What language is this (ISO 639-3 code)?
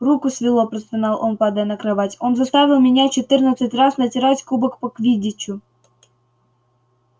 rus